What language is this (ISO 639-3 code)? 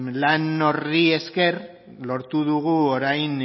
eus